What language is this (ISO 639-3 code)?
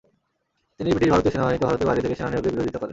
ben